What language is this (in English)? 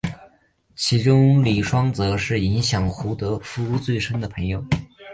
Chinese